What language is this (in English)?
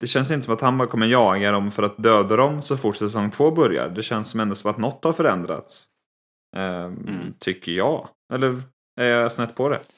Swedish